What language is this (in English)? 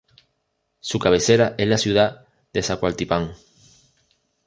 Spanish